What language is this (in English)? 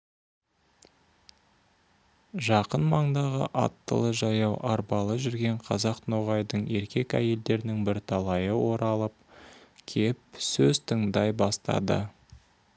Kazakh